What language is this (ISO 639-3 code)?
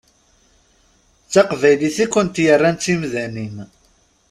kab